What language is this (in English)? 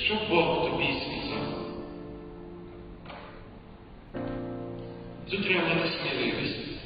Ukrainian